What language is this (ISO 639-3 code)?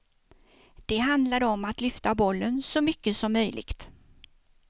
swe